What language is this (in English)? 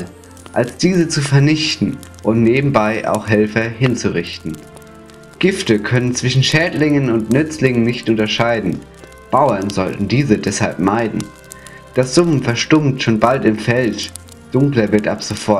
German